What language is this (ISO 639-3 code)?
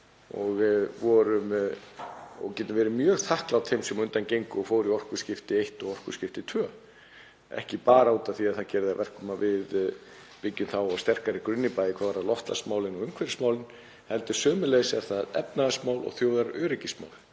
isl